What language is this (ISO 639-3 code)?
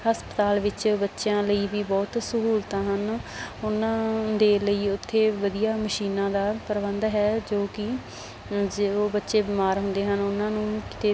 pan